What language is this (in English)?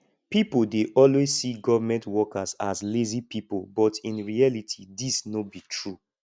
Nigerian Pidgin